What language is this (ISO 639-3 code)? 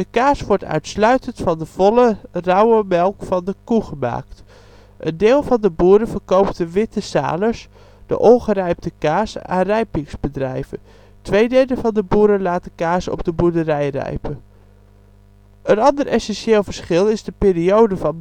nld